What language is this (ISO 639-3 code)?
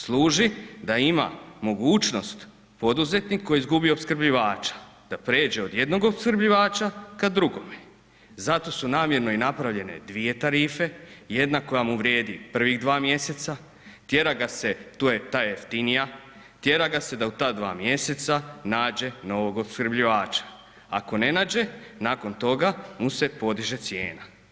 hrv